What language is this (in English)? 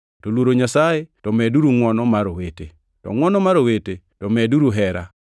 Luo (Kenya and Tanzania)